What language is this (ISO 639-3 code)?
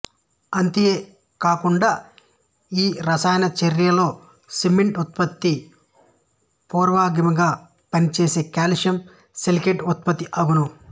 tel